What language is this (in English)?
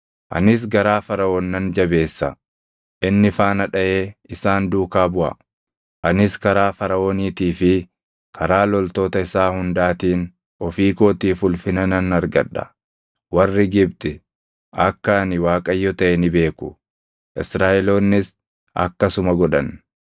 Oromo